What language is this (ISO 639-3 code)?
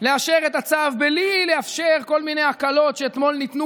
heb